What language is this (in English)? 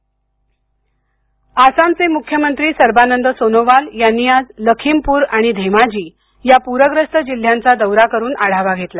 Marathi